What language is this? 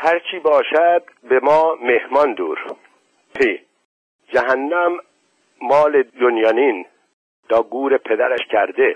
Persian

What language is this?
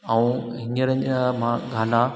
Sindhi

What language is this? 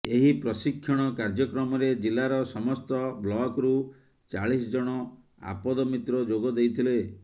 Odia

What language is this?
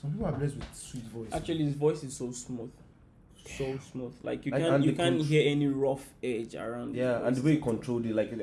Turkish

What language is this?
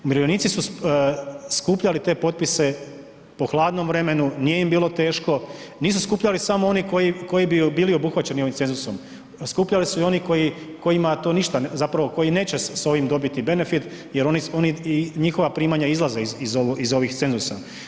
Croatian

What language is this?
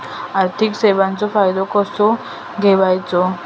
Marathi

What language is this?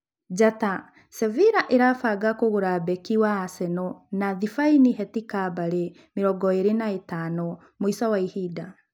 Kikuyu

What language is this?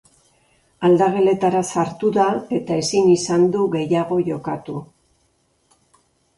Basque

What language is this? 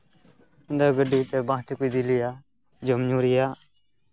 Santali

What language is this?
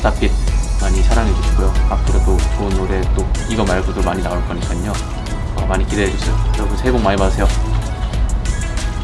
Korean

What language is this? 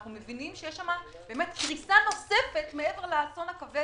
Hebrew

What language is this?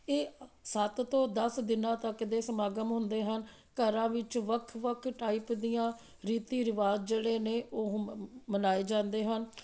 Punjabi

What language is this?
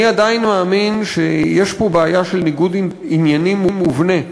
Hebrew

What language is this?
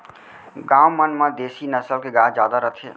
Chhattisgarhi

